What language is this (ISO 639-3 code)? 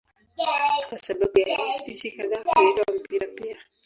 swa